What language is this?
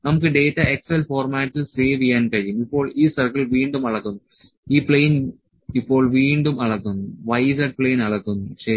Malayalam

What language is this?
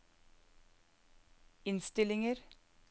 Norwegian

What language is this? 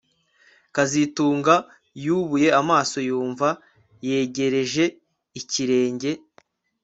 Kinyarwanda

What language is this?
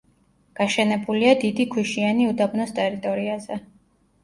Georgian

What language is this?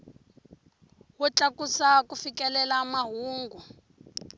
Tsonga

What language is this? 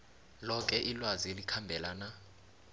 South Ndebele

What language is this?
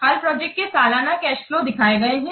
Hindi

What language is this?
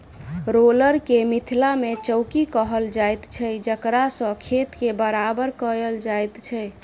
Maithili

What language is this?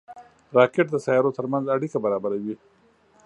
Pashto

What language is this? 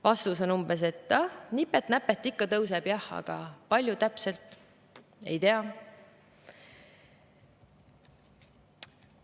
Estonian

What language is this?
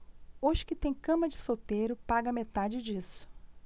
Portuguese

